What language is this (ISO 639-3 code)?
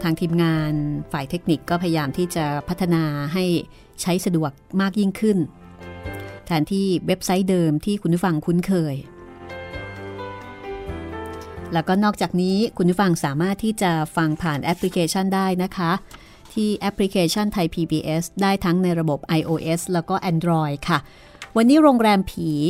tha